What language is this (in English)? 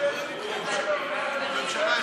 Hebrew